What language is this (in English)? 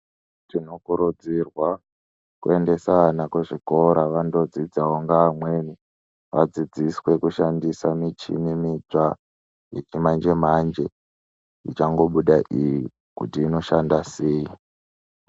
Ndau